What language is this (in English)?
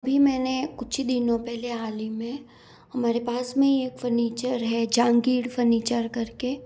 Hindi